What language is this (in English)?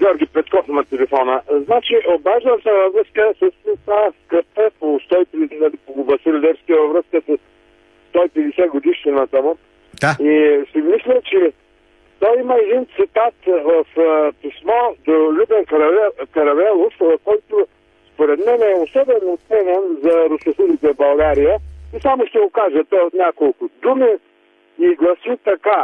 Bulgarian